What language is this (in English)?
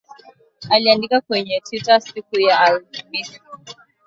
Swahili